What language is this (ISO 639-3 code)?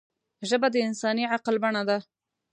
pus